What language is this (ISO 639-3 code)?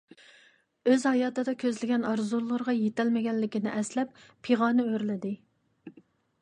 uig